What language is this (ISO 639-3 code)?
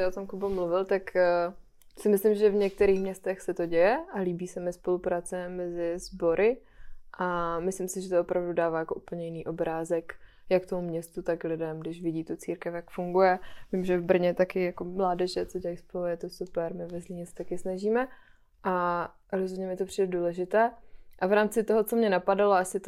ces